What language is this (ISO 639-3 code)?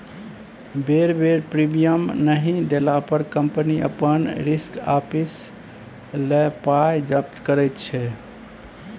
mai